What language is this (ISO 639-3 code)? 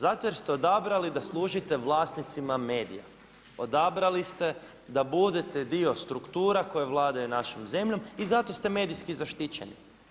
hrv